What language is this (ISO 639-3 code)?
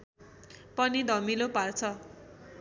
nep